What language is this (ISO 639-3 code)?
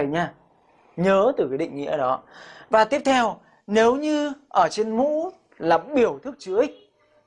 vie